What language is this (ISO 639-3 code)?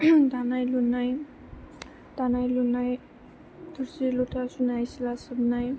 brx